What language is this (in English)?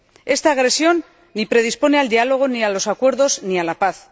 Spanish